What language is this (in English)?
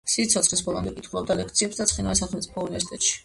Georgian